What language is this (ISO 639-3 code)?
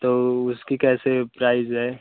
hin